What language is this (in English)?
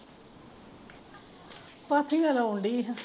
Punjabi